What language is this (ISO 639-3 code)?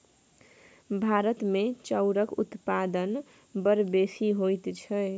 mai